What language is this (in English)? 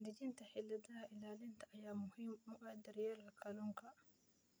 Somali